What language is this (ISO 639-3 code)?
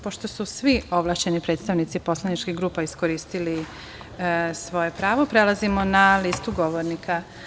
srp